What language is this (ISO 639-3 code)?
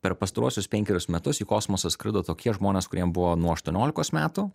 lit